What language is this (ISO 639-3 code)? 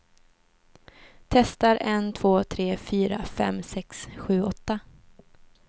swe